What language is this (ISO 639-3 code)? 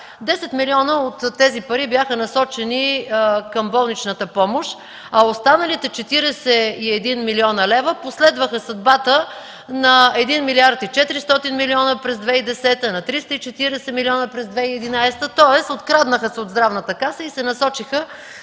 bul